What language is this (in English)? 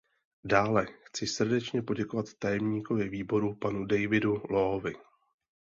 Czech